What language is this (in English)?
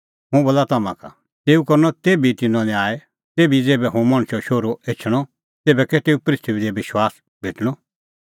Kullu Pahari